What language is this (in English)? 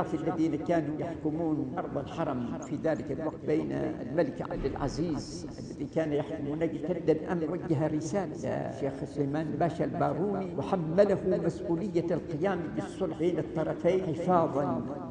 Arabic